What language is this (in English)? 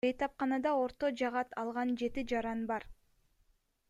Kyrgyz